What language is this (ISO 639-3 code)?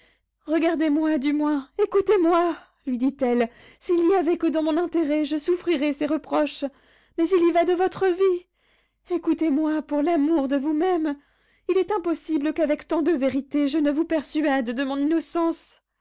fra